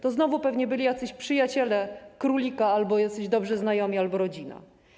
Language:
Polish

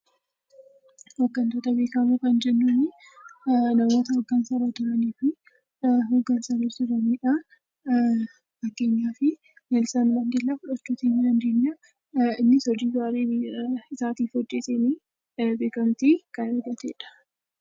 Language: Oromo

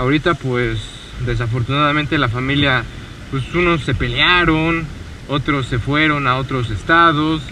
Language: Spanish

